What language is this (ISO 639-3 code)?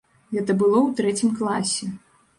bel